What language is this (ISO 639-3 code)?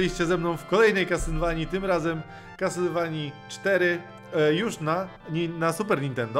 pol